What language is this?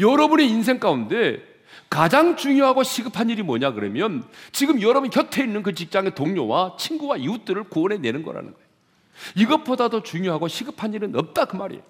Korean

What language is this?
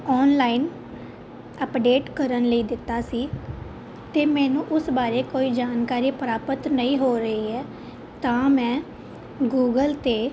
Punjabi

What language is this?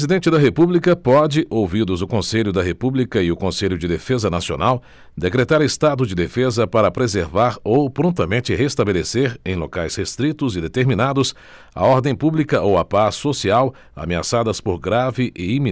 Portuguese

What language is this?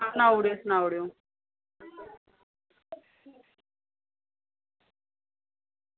Dogri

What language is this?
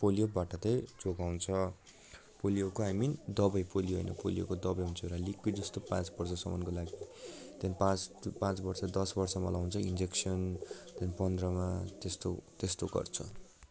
Nepali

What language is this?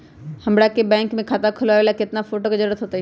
Magahi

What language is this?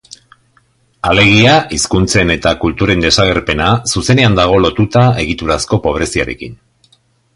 Basque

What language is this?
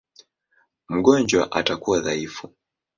Swahili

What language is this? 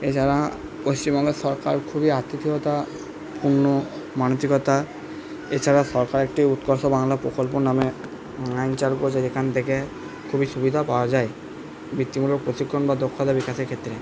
Bangla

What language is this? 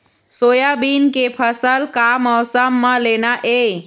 Chhattisgarhi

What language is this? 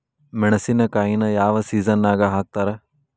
Kannada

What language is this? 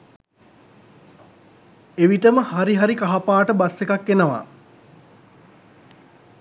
Sinhala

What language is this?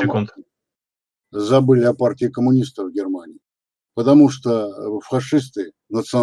Russian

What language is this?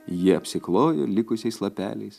Lithuanian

